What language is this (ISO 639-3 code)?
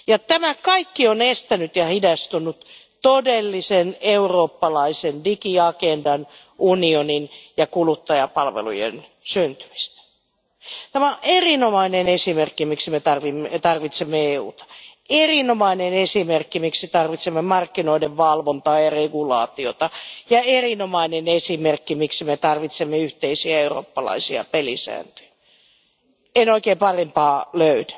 fin